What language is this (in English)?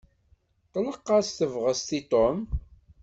Kabyle